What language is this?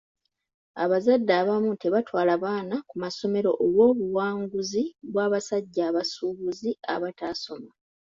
Ganda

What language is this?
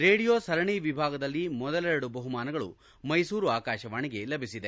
Kannada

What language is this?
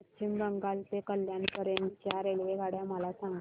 Marathi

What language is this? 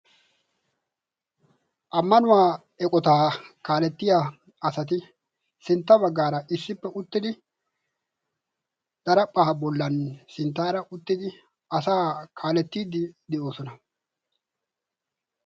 Wolaytta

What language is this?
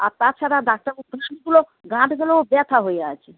Bangla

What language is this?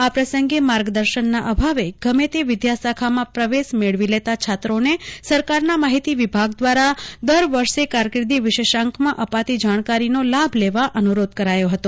Gujarati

